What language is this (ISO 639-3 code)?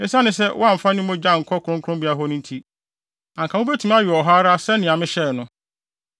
aka